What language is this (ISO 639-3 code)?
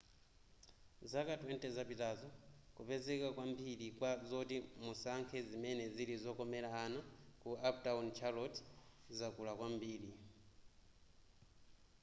nya